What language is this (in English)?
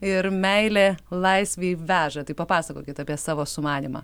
Lithuanian